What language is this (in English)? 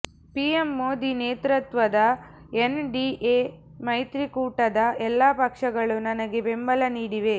Kannada